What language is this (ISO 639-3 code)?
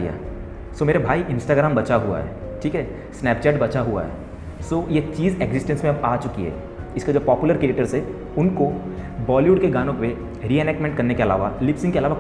hin